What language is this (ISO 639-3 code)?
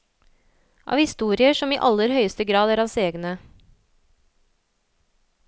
nor